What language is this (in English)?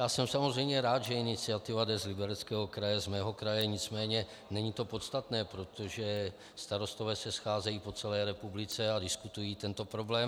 Czech